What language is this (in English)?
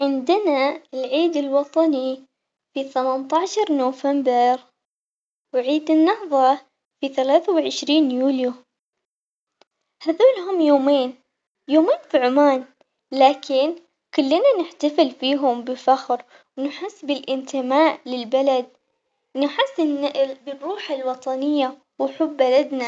Omani Arabic